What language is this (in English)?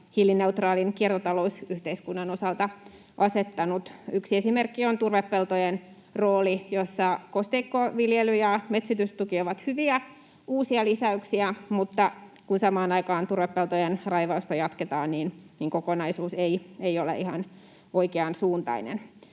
Finnish